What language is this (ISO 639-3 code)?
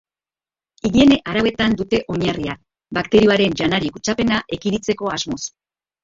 eus